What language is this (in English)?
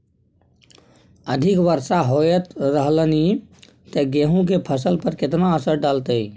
Maithili